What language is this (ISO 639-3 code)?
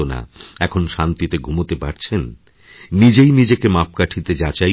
ben